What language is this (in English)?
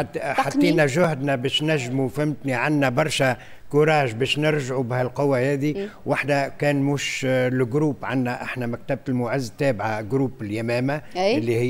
Arabic